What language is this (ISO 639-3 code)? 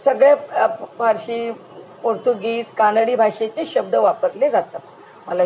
mar